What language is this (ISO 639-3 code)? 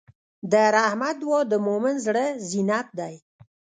pus